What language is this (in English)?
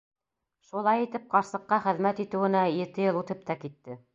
Bashkir